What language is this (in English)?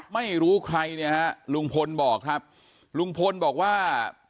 Thai